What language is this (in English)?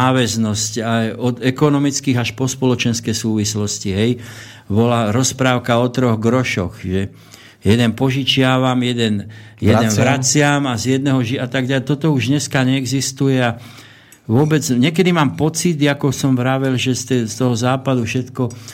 Slovak